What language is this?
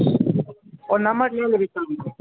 Maithili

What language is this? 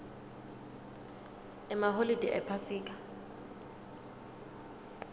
Swati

